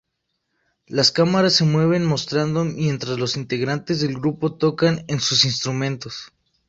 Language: Spanish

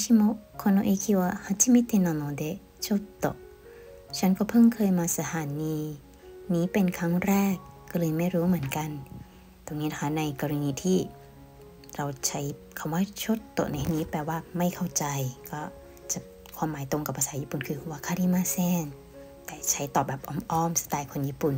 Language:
Thai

